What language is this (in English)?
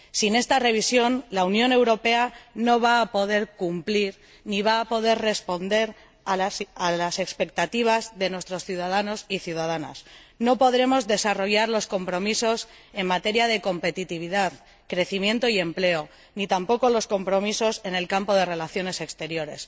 Spanish